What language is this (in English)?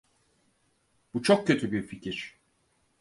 Turkish